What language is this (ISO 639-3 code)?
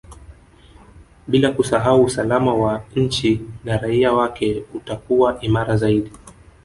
swa